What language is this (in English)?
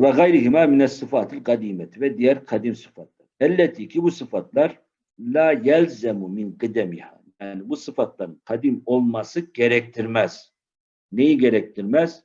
Turkish